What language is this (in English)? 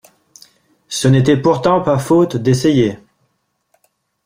French